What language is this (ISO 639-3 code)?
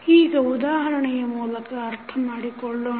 kan